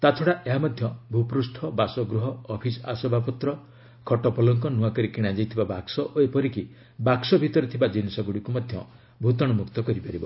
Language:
Odia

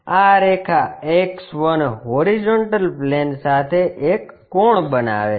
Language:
Gujarati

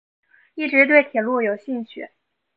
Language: Chinese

